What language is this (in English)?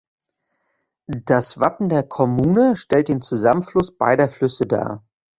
German